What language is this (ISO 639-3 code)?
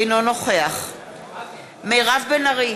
heb